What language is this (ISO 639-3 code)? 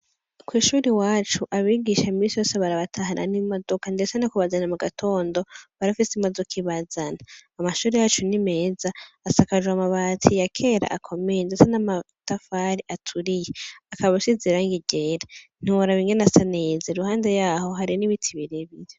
run